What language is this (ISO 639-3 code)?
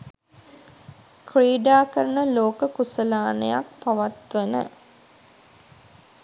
sin